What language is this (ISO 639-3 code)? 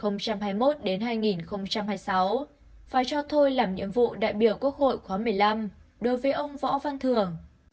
vie